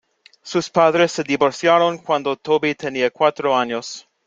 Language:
Spanish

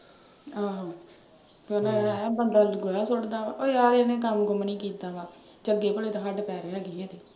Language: Punjabi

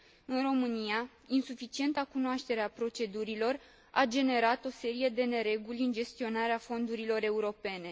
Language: Romanian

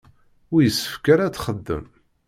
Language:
Kabyle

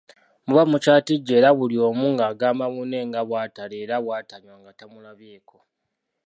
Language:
Ganda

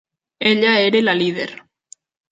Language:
Catalan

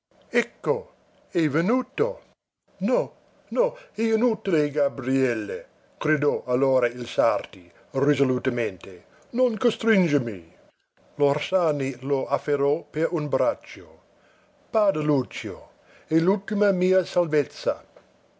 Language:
Italian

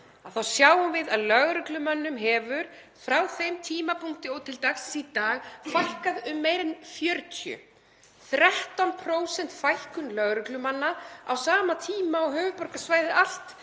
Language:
Icelandic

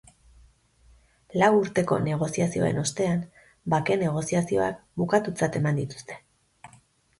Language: Basque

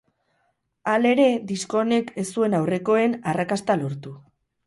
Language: Basque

